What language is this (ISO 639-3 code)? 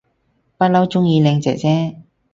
yue